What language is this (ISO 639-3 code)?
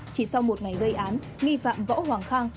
vie